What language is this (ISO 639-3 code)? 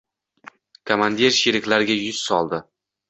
uzb